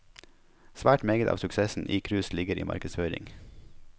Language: Norwegian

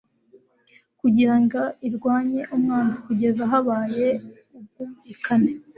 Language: Kinyarwanda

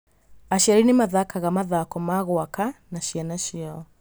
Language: Kikuyu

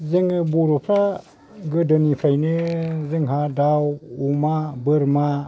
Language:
Bodo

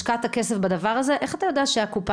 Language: Hebrew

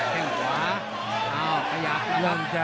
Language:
Thai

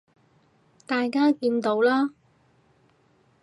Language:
Cantonese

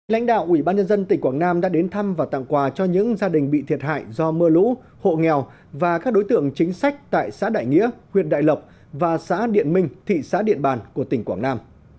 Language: Vietnamese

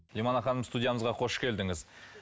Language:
Kazakh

